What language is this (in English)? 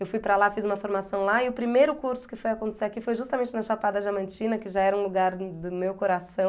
Portuguese